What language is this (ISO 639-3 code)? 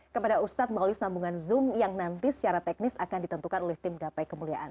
ind